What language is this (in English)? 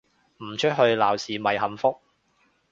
Cantonese